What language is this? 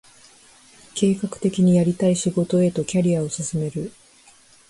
Japanese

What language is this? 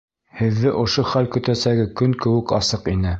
Bashkir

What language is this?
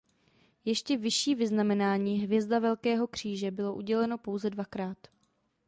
Czech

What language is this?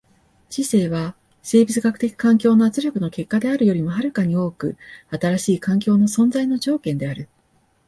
Japanese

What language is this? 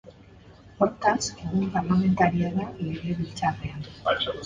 Basque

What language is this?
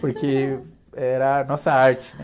Portuguese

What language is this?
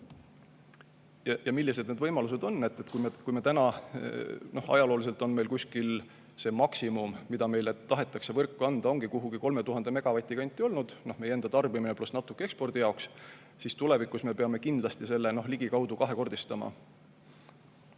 Estonian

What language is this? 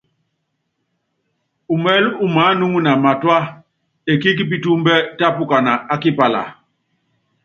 Yangben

